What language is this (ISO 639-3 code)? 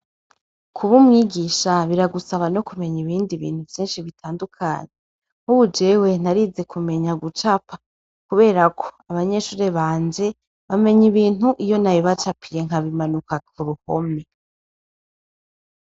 run